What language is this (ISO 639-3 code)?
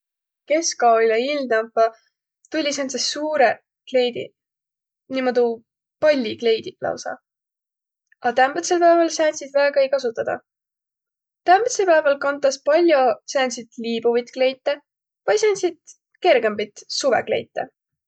vro